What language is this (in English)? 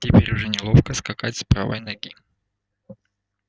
Russian